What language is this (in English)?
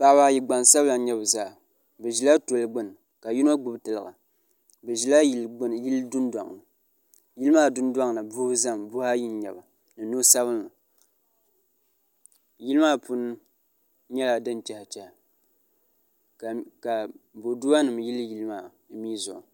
Dagbani